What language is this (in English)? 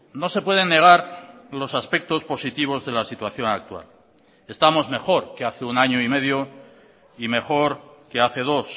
Spanish